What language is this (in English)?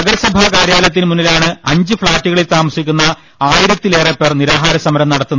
Malayalam